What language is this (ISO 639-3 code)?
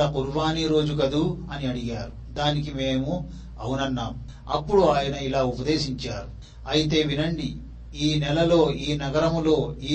tel